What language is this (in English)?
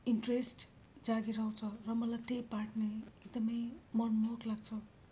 Nepali